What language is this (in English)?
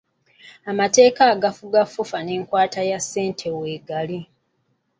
Ganda